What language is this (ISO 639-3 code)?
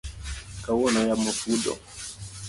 luo